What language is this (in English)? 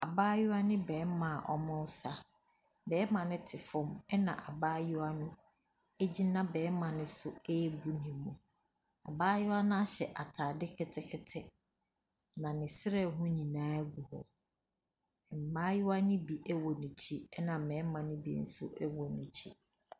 Akan